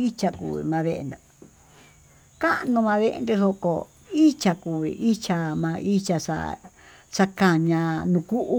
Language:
Tututepec Mixtec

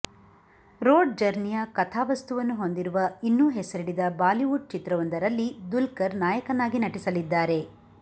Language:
Kannada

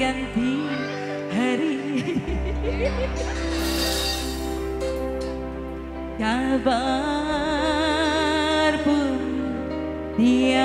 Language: Indonesian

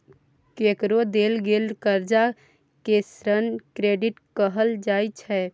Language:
Maithili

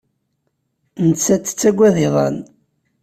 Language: Kabyle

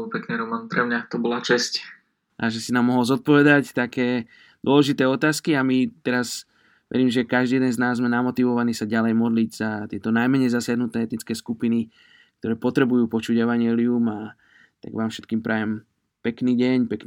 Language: Slovak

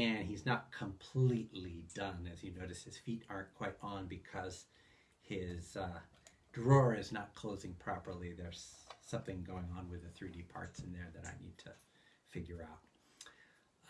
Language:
English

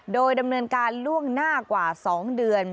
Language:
Thai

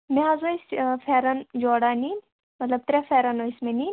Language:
Kashmiri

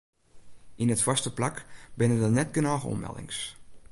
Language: Western Frisian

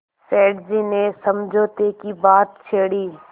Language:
Hindi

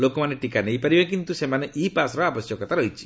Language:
Odia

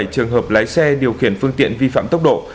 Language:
Vietnamese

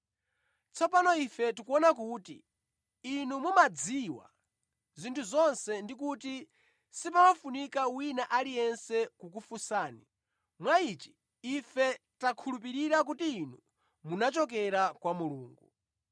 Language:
Nyanja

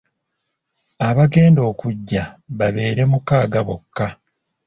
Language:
Ganda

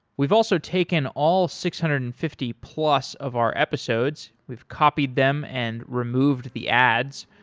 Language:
English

